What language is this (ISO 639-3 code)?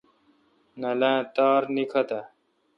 xka